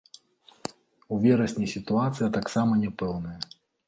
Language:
Belarusian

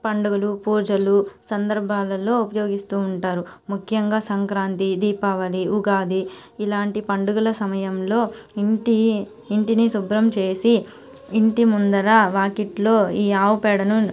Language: Telugu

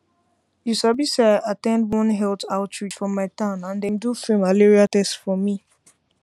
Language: Nigerian Pidgin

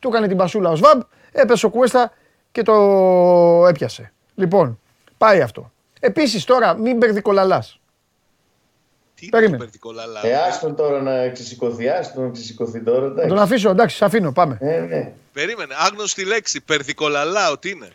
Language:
Greek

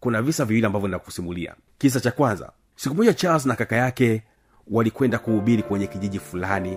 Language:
Swahili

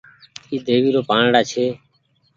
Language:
Goaria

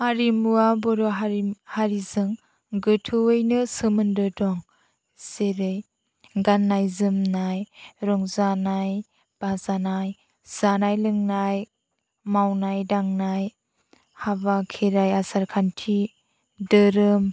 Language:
Bodo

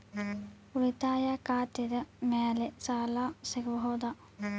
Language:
Kannada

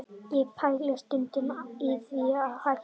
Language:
Icelandic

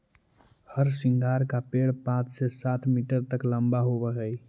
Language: Magahi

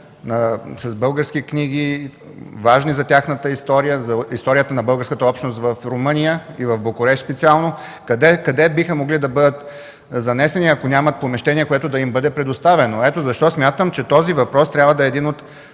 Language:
Bulgarian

